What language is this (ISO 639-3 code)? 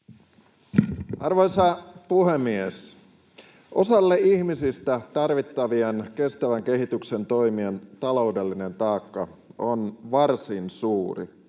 fin